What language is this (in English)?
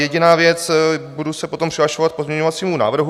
Czech